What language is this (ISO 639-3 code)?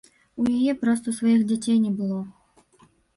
bel